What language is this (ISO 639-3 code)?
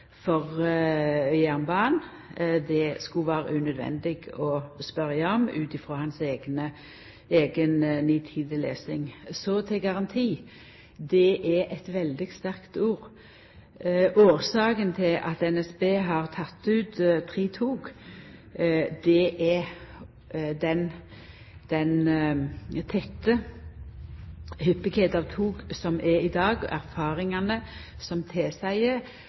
nno